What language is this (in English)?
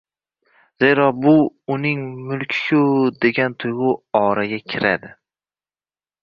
Uzbek